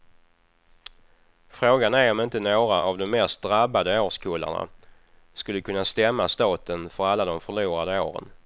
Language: Swedish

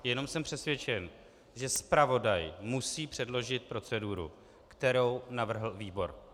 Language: Czech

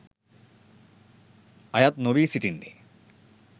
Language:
Sinhala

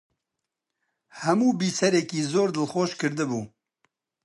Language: Central Kurdish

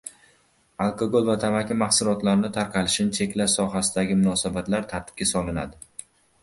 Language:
Uzbek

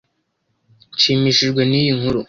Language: Kinyarwanda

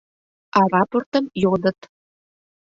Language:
Mari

